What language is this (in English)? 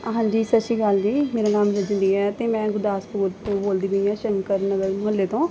Punjabi